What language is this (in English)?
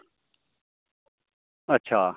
Dogri